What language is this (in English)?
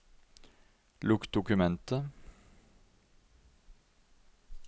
Norwegian